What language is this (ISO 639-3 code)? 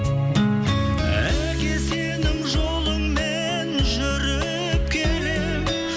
kaz